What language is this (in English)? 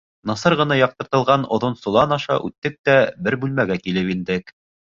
Bashkir